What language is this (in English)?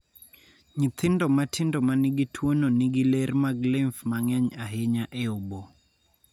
Luo (Kenya and Tanzania)